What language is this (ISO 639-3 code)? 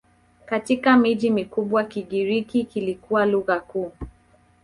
swa